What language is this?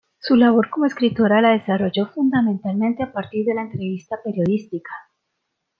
Spanish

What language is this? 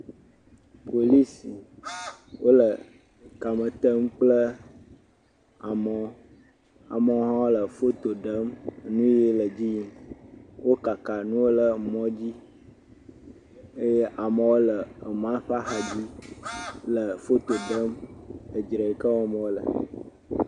Ewe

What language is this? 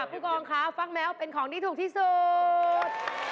Thai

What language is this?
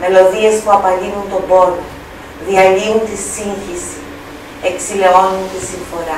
Greek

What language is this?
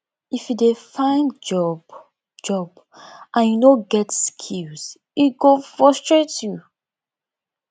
Nigerian Pidgin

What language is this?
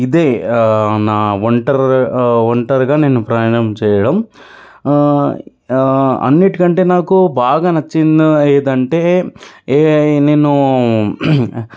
Telugu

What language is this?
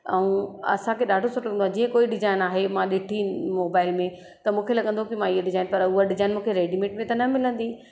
Sindhi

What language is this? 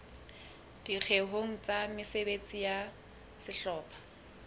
Southern Sotho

